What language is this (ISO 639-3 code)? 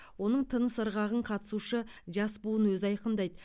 kaz